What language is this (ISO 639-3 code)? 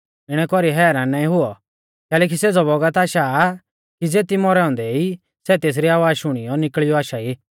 bfz